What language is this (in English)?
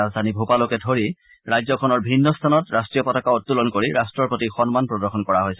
Assamese